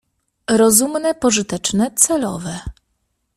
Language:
Polish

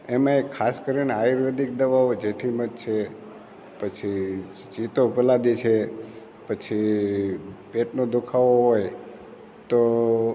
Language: Gujarati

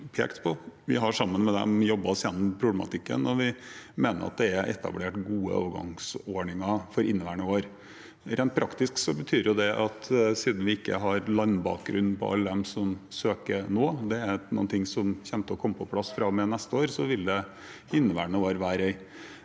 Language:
Norwegian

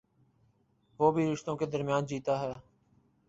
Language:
Urdu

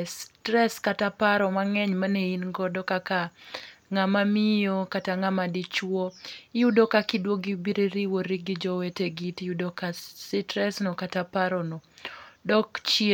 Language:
Luo (Kenya and Tanzania)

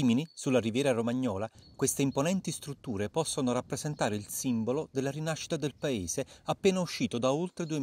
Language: Italian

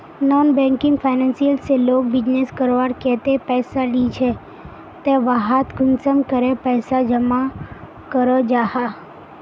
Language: Magahi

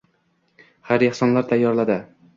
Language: Uzbek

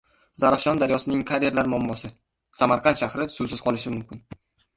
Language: Uzbek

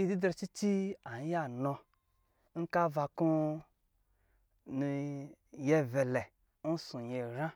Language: Lijili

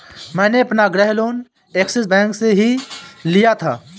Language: Hindi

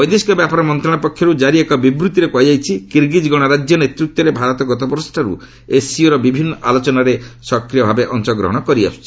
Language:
Odia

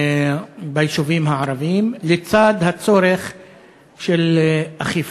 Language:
Hebrew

